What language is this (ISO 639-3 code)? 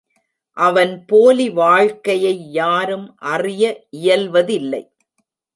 tam